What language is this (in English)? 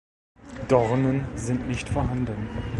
German